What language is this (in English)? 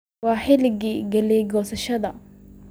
Somali